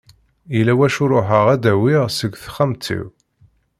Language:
Kabyle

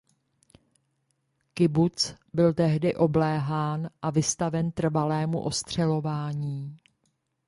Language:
Czech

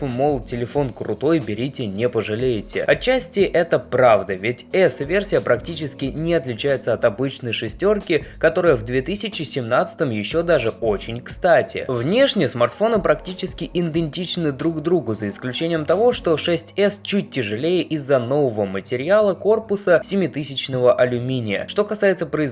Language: Russian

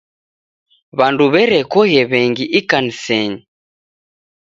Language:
Taita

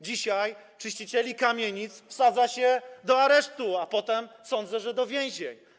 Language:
Polish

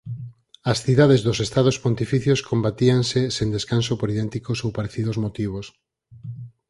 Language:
Galician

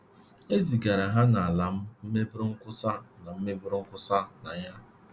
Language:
Igbo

